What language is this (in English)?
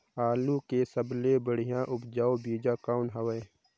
Chhattisgarhi